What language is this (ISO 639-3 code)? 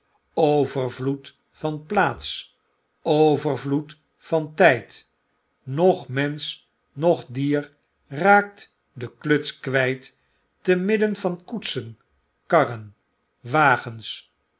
nld